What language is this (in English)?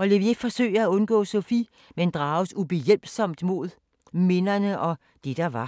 Danish